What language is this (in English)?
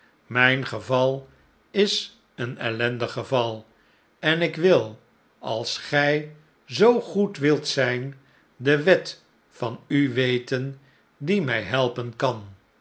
Dutch